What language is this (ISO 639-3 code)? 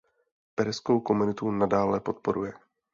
ces